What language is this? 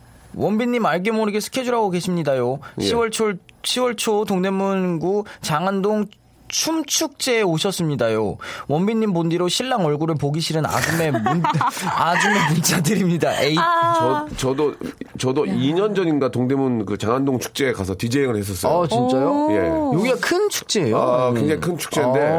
Korean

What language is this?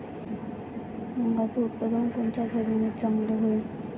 Marathi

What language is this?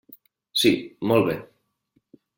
Catalan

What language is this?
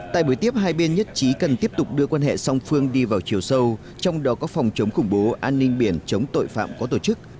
Vietnamese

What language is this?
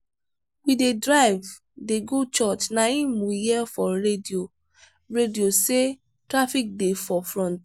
Nigerian Pidgin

